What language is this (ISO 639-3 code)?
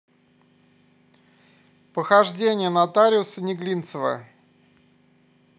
rus